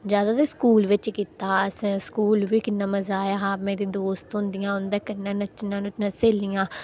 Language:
Dogri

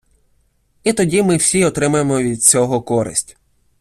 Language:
Ukrainian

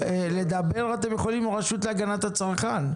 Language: Hebrew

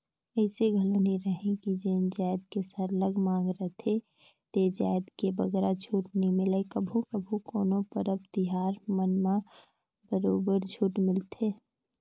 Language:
Chhattisgarhi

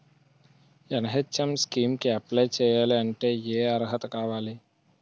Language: Telugu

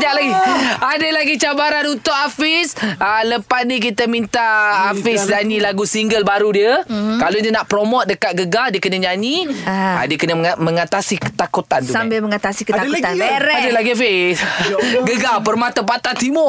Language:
Malay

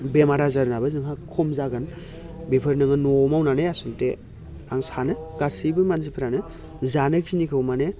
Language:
Bodo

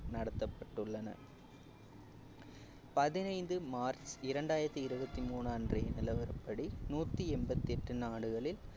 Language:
Tamil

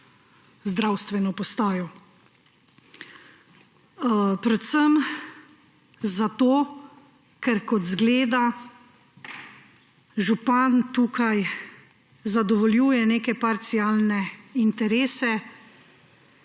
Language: Slovenian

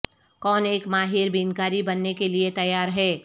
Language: Urdu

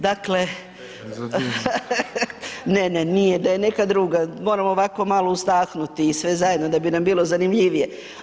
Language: Croatian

